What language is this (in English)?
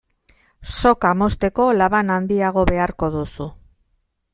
Basque